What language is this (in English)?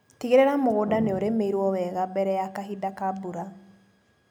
Kikuyu